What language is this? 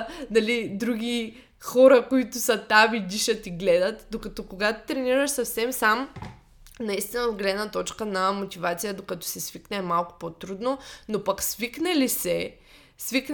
Bulgarian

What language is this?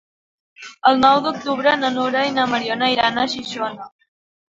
Catalan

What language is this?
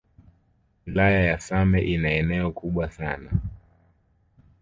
Swahili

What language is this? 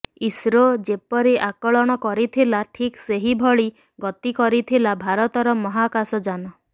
Odia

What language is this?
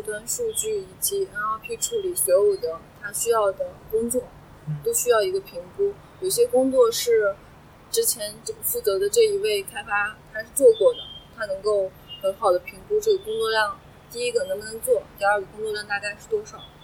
Chinese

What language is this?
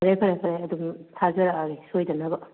Manipuri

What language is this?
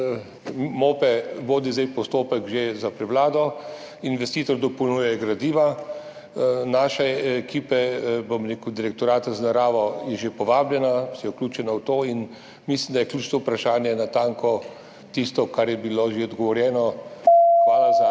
Slovenian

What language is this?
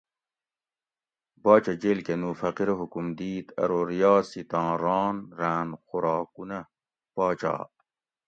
Gawri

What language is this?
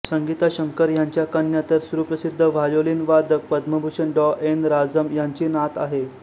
Marathi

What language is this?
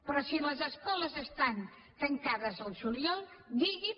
Catalan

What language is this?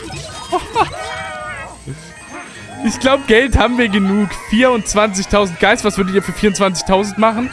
German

